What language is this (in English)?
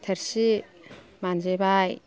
Bodo